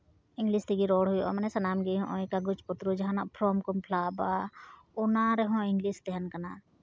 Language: Santali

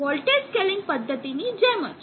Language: Gujarati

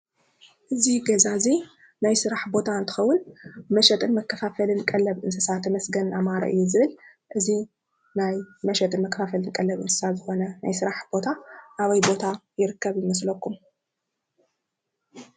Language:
Tigrinya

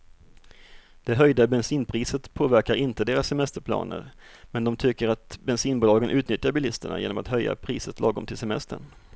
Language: Swedish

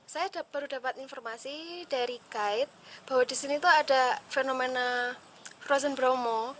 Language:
Indonesian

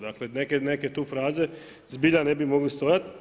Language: Croatian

